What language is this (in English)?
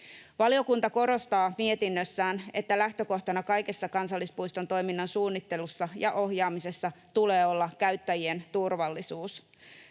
Finnish